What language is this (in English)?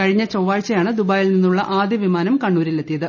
Malayalam